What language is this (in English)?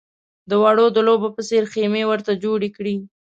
Pashto